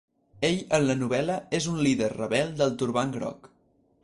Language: Catalan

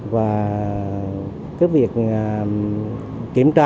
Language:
Vietnamese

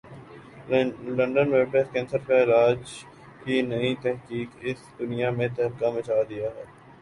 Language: Urdu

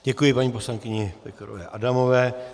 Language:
Czech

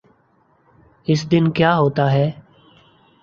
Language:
Urdu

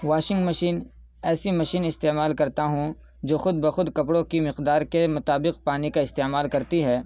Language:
Urdu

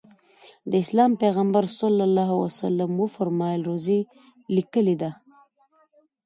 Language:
Pashto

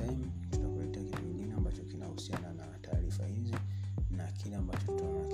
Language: Swahili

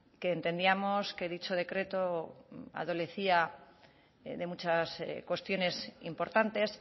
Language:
Spanish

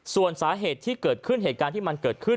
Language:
Thai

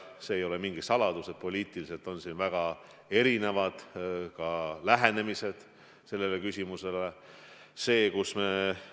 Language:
Estonian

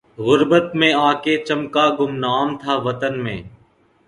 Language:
Urdu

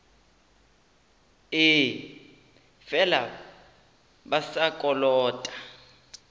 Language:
Northern Sotho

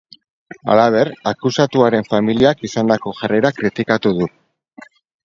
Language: Basque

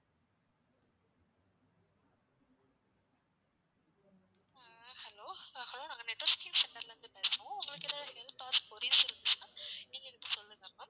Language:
Tamil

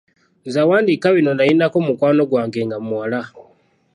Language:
Ganda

